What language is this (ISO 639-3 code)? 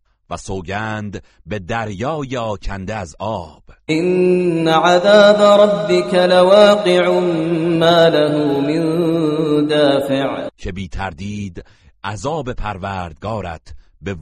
fas